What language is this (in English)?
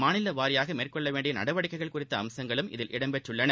Tamil